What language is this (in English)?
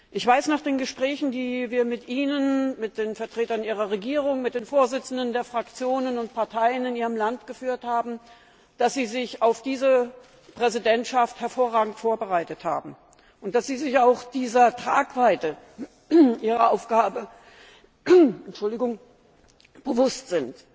German